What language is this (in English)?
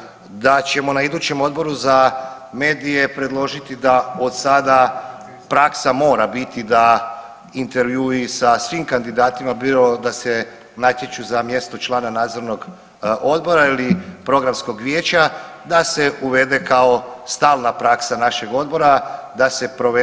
Croatian